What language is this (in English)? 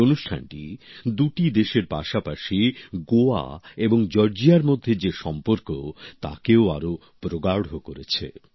Bangla